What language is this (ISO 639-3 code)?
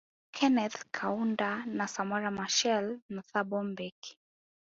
swa